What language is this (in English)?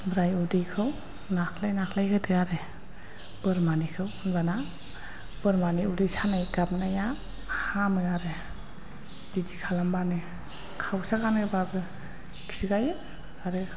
Bodo